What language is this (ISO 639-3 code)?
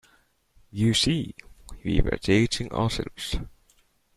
eng